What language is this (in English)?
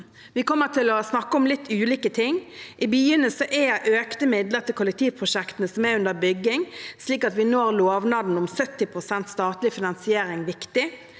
Norwegian